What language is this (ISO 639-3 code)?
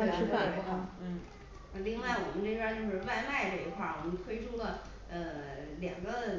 zho